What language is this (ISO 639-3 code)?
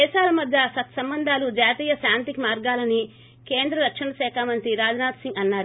tel